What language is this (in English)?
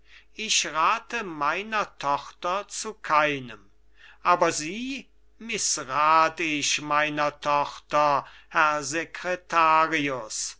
German